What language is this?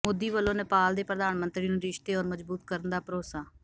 Punjabi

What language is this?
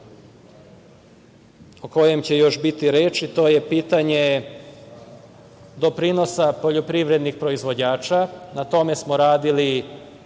Serbian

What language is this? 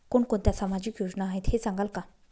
Marathi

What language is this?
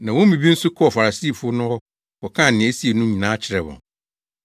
Akan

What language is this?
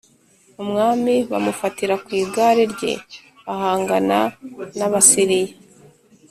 Kinyarwanda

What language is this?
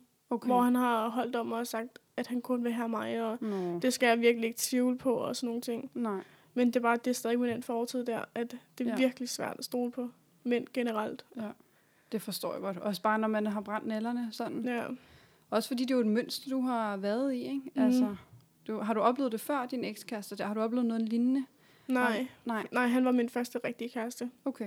Danish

